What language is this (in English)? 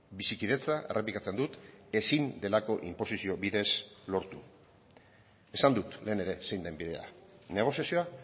Basque